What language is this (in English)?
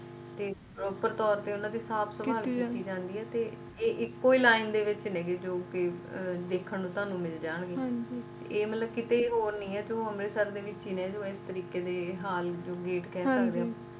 Punjabi